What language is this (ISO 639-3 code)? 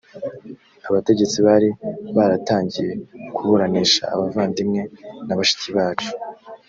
kin